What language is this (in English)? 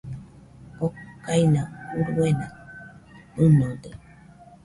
Nüpode Huitoto